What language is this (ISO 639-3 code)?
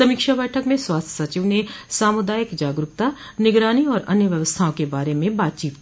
hin